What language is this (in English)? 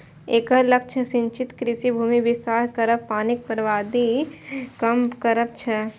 Maithili